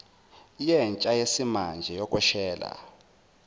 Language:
Zulu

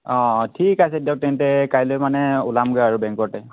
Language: Assamese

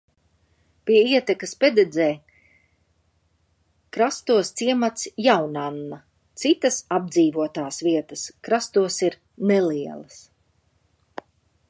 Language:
Latvian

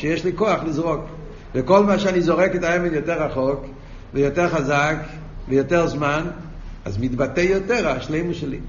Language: Hebrew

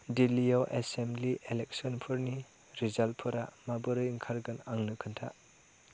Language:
Bodo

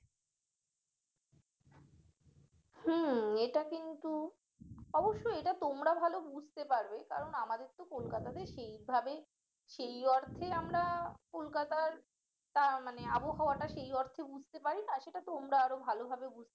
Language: Bangla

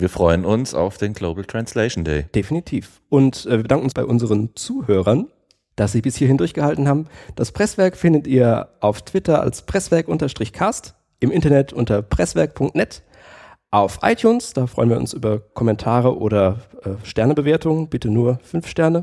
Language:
German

